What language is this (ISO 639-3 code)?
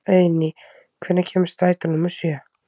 isl